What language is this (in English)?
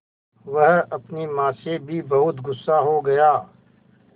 Hindi